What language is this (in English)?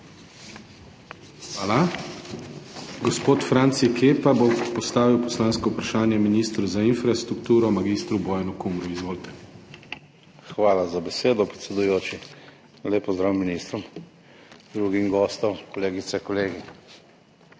Slovenian